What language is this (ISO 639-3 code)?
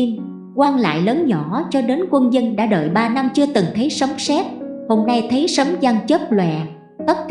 vie